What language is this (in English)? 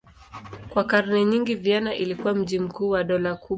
Swahili